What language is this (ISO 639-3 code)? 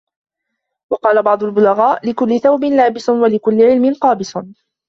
ara